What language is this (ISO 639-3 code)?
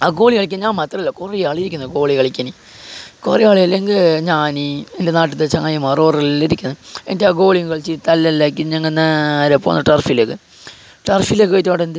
mal